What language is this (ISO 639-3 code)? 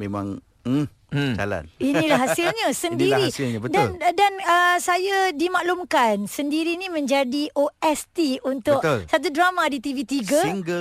msa